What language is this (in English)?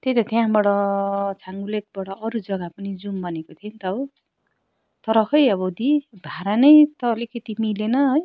Nepali